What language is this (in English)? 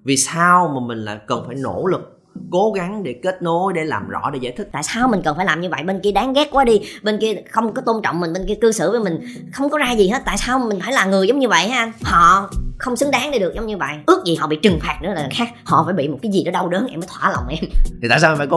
Vietnamese